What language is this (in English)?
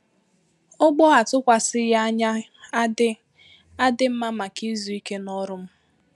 Igbo